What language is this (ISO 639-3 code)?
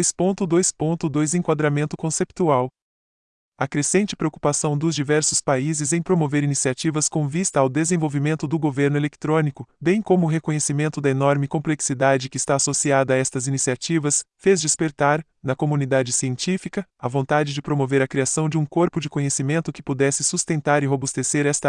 por